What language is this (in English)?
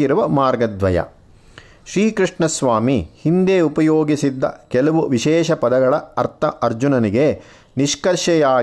Kannada